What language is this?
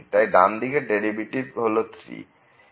Bangla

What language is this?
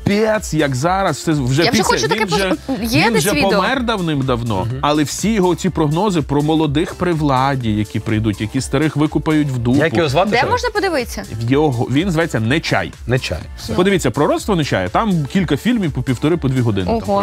Ukrainian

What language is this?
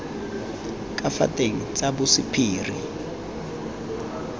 Tswana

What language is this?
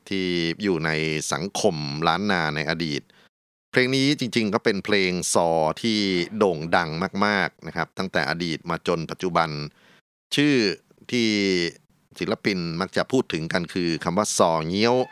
Thai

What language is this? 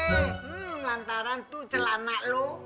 Indonesian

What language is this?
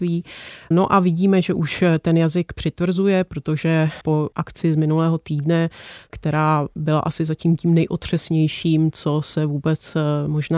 Czech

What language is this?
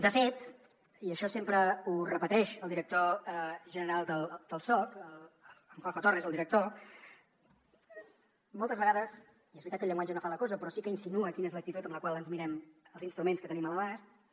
Catalan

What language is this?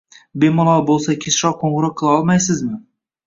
Uzbek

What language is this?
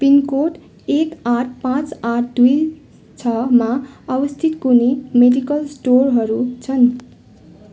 Nepali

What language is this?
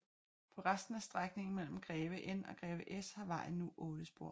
Danish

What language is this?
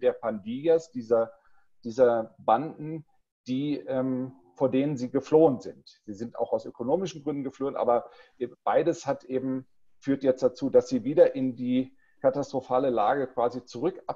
German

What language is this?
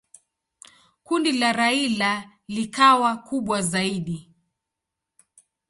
Swahili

